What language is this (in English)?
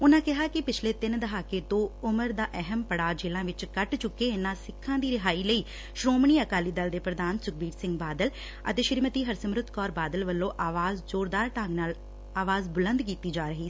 Punjabi